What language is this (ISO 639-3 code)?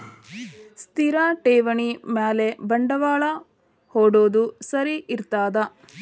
kan